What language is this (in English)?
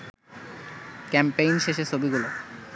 Bangla